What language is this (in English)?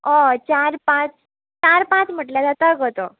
Konkani